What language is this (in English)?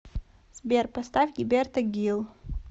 Russian